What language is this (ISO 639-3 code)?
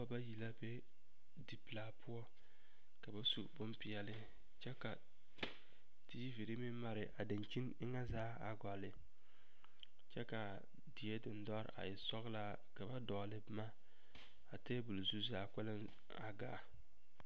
dga